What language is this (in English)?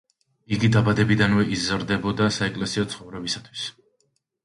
Georgian